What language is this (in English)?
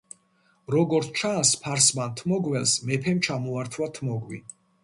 Georgian